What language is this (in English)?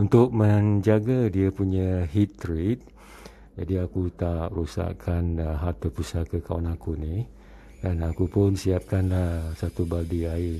Malay